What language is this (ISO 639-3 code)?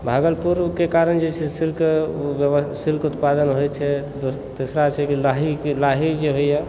mai